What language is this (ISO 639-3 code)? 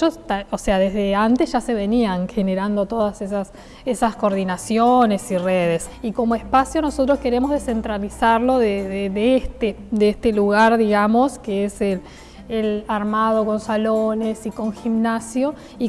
spa